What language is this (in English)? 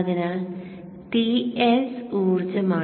Malayalam